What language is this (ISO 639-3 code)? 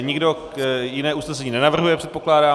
ces